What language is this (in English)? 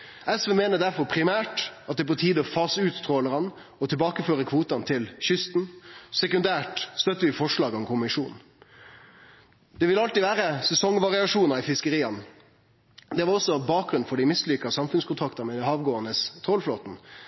Norwegian Nynorsk